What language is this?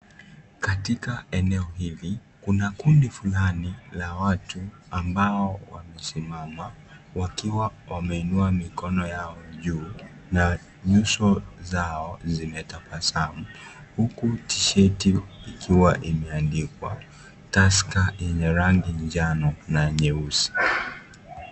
Swahili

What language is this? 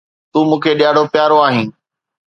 Sindhi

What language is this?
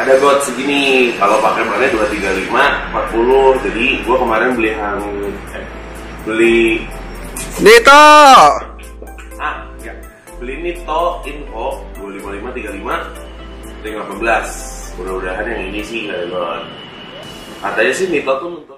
Indonesian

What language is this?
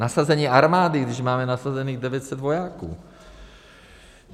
Czech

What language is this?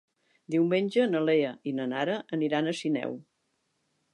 Catalan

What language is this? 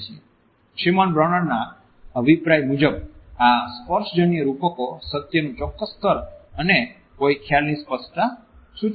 Gujarati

